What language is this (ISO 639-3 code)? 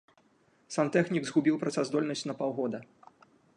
bel